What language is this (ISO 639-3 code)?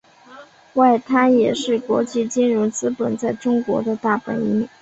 zho